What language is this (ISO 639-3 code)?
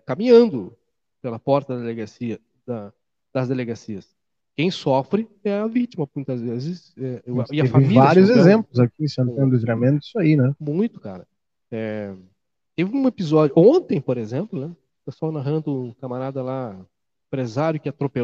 por